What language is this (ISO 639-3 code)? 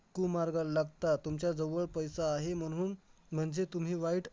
mar